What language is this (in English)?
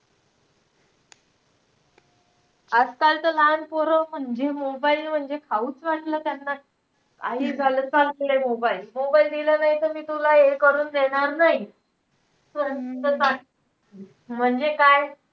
Marathi